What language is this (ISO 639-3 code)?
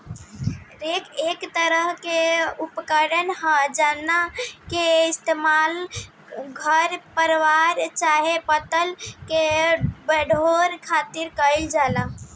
bho